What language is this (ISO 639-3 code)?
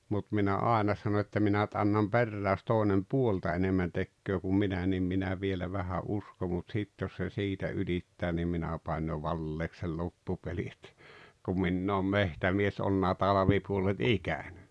fin